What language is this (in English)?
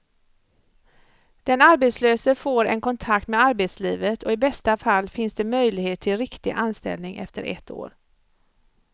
Swedish